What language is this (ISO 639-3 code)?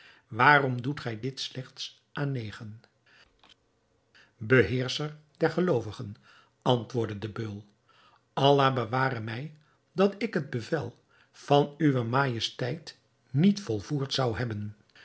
nld